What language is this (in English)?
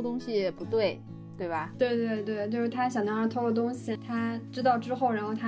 Chinese